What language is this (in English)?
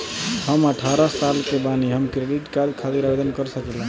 Bhojpuri